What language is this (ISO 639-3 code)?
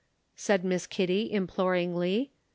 eng